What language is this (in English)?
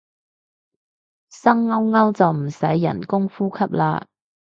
Cantonese